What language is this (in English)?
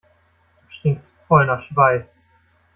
German